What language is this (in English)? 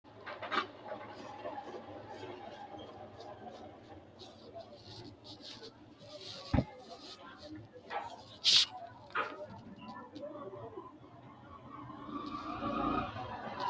Sidamo